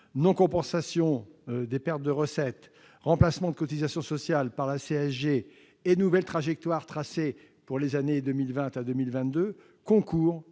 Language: French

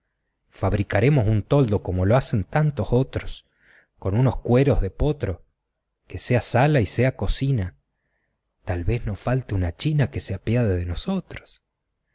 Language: Spanish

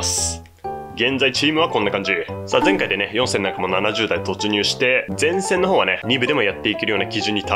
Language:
Japanese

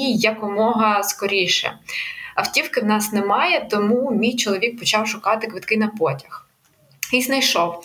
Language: Ukrainian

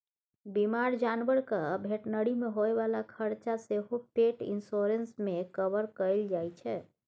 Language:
Maithili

